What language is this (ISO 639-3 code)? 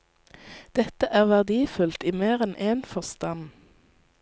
nor